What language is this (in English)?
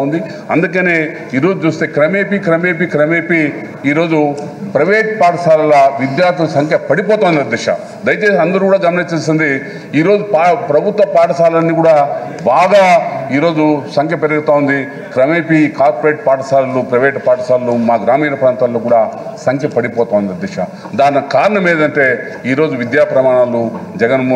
Hindi